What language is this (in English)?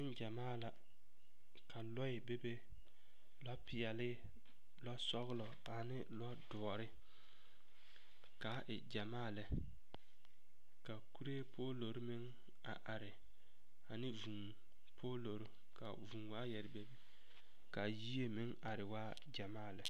Southern Dagaare